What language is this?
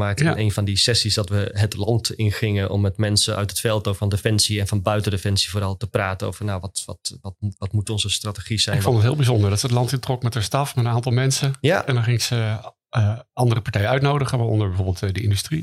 Dutch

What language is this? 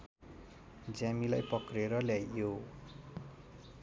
Nepali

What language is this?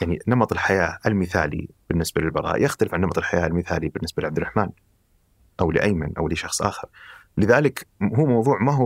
Arabic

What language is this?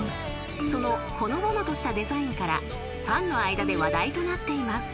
Japanese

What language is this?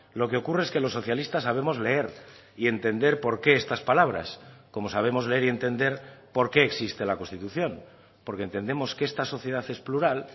Spanish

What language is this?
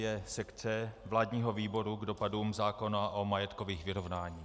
Czech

